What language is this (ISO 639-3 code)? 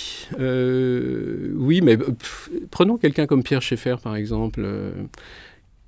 fra